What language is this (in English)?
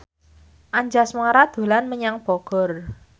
Javanese